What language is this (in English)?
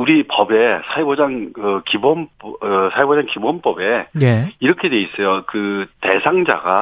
Korean